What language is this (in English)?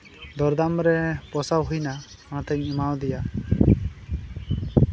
Santali